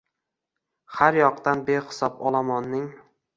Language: Uzbek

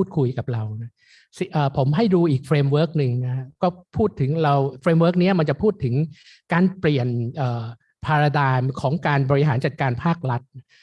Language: Thai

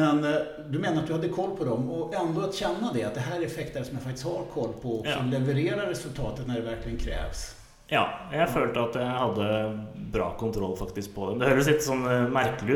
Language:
Swedish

